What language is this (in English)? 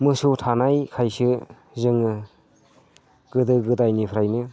Bodo